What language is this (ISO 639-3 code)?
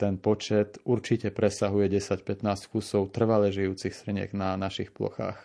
slk